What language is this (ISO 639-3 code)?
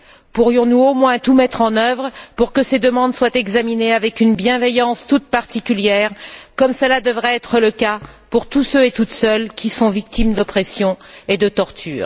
fra